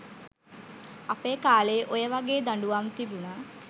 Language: Sinhala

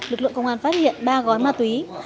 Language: Vietnamese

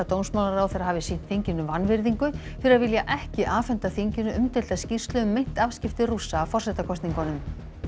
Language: Icelandic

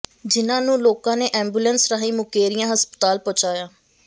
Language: Punjabi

